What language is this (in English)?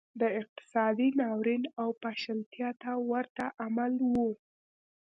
Pashto